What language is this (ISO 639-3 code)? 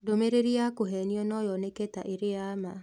kik